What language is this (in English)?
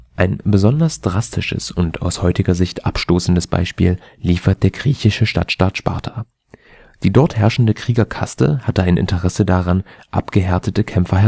German